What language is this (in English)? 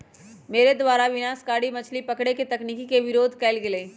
Magahi